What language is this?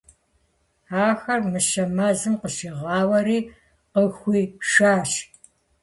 Kabardian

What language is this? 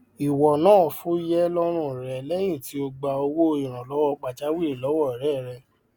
Yoruba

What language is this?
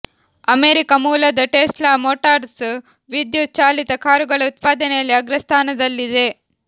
Kannada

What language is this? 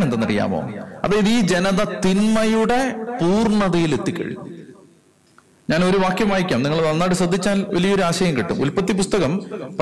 Malayalam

